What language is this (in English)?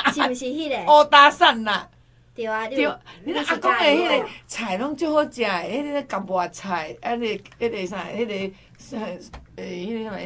Chinese